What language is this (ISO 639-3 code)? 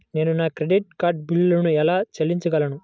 tel